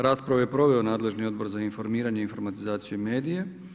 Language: Croatian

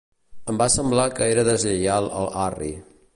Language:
Catalan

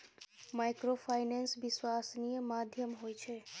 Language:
Maithili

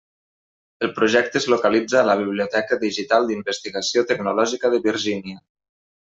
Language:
Catalan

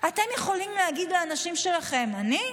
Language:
Hebrew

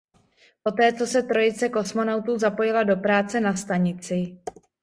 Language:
Czech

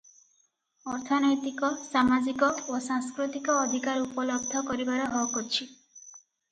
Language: Odia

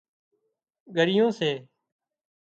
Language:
Wadiyara Koli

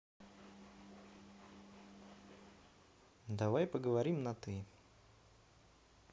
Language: Russian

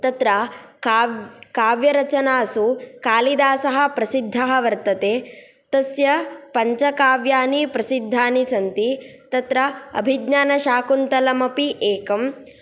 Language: Sanskrit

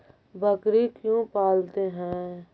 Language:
Magahi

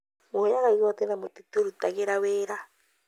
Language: Kikuyu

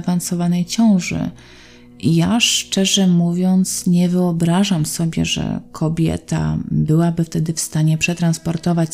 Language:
Polish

